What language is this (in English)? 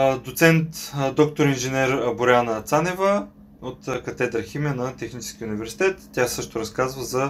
Bulgarian